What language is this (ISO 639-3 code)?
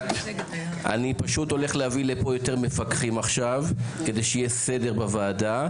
heb